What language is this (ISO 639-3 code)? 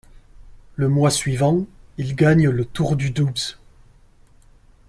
fra